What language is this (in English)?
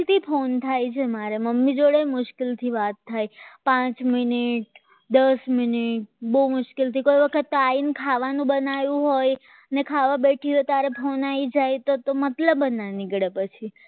Gujarati